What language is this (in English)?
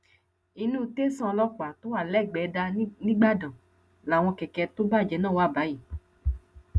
Yoruba